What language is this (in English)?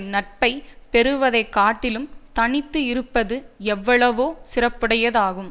Tamil